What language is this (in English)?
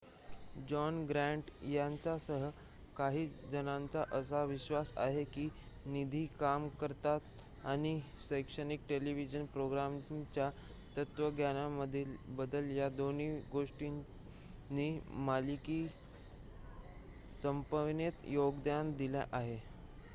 Marathi